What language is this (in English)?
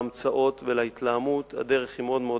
Hebrew